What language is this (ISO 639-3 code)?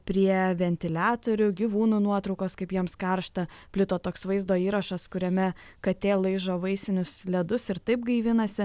lit